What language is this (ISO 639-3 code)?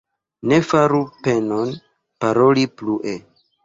epo